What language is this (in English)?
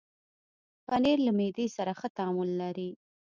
Pashto